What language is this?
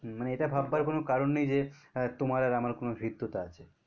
Bangla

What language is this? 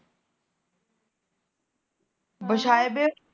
Punjabi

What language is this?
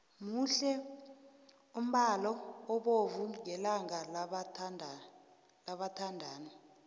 South Ndebele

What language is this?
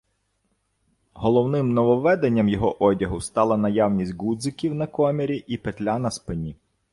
Ukrainian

